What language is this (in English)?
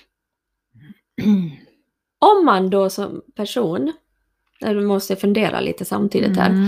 Swedish